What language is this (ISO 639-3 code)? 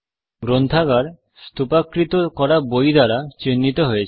ben